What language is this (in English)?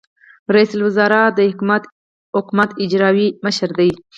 Pashto